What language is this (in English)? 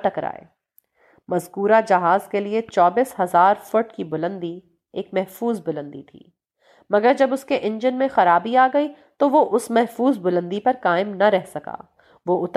Urdu